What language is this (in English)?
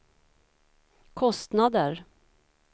Swedish